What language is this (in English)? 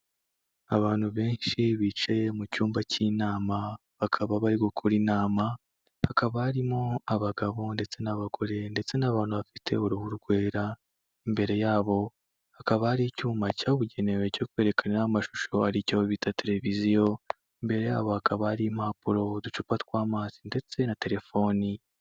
Kinyarwanda